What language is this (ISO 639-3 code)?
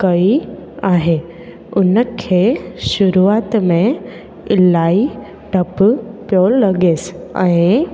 snd